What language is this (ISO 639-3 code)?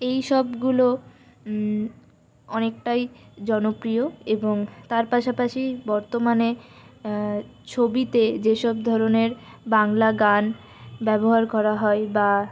ben